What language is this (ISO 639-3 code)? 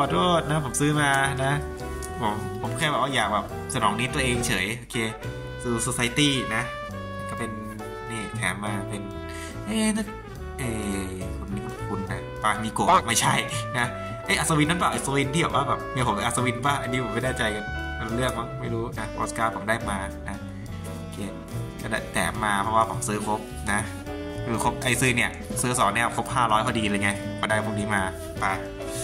tha